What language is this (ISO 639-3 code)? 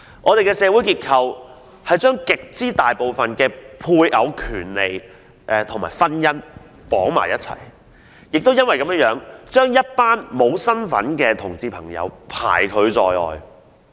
yue